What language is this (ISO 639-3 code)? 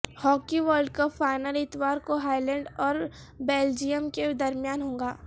urd